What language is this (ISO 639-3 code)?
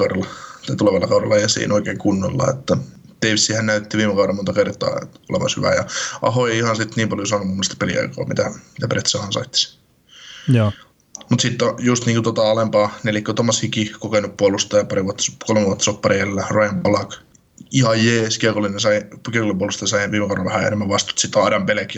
fin